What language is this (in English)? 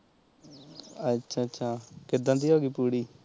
Punjabi